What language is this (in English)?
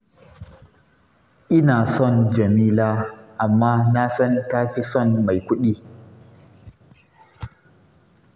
Hausa